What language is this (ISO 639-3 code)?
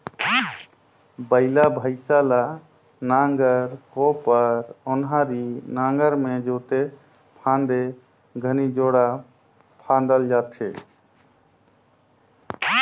hne